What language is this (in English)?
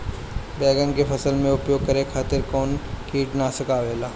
Bhojpuri